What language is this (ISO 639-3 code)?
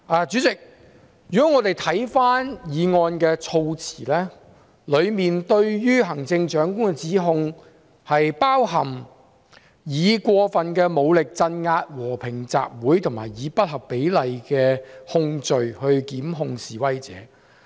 yue